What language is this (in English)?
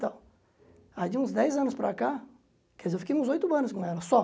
Portuguese